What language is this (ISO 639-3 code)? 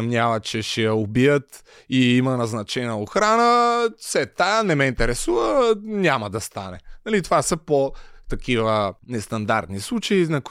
bul